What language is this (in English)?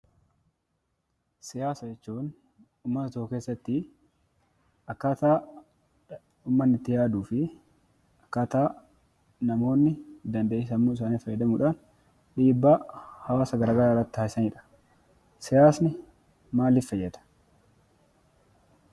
Oromo